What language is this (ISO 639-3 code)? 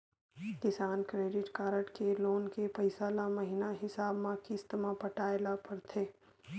hne